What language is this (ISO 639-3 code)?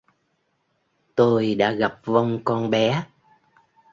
vie